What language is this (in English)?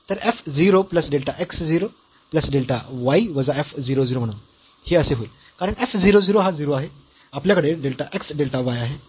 Marathi